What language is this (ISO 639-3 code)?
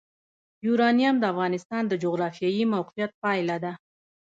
pus